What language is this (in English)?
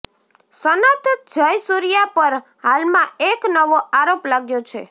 Gujarati